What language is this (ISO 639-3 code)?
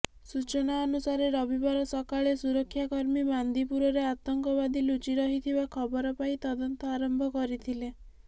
ori